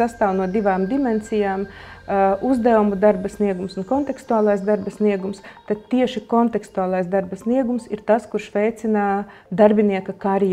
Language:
Latvian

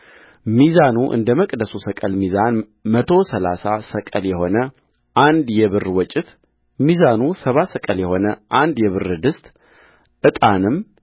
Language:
Amharic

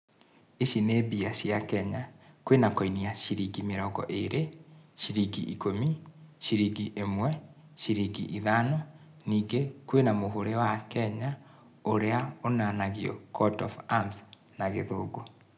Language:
Kikuyu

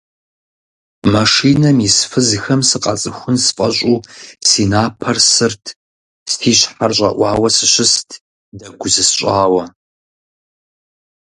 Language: Kabardian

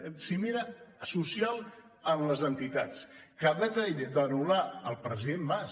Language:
Catalan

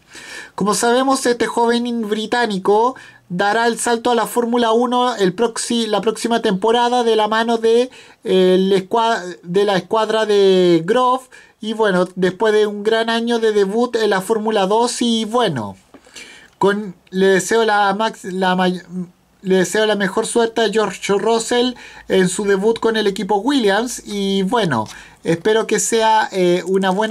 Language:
Spanish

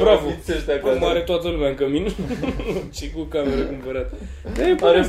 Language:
Romanian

